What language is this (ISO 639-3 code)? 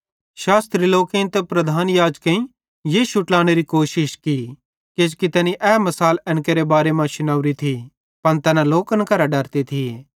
bhd